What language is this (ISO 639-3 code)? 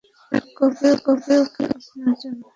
ben